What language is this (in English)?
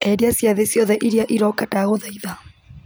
Kikuyu